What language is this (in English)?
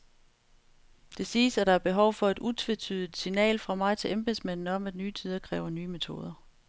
Danish